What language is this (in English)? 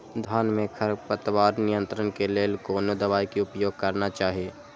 Maithili